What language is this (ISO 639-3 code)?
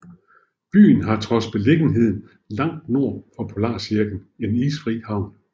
dan